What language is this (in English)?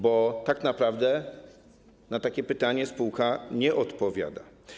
Polish